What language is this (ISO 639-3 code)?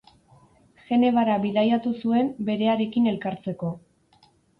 eus